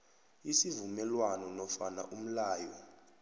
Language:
South Ndebele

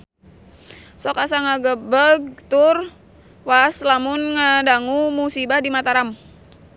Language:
Sundanese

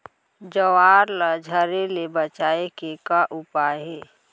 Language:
Chhattisgarhi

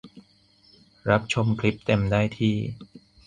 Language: Thai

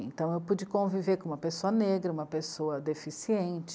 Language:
Portuguese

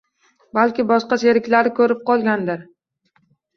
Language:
Uzbek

